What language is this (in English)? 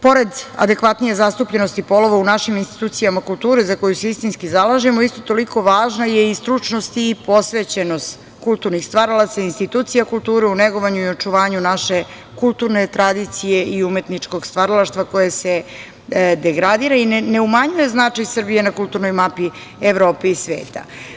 Serbian